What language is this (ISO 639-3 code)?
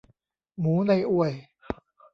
tha